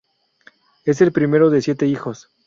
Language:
Spanish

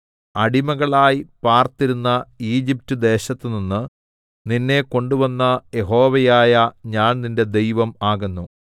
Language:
Malayalam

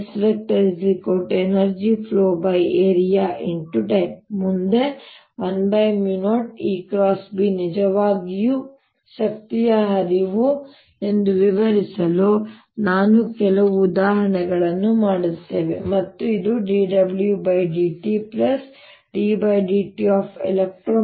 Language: Kannada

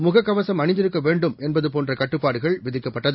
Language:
Tamil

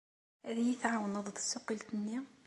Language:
Kabyle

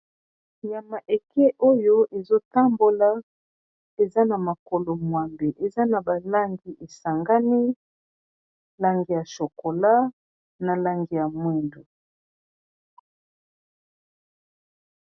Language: Lingala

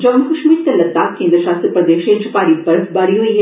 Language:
Dogri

